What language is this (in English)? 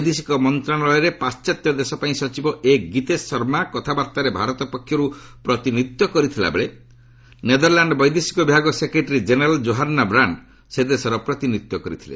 Odia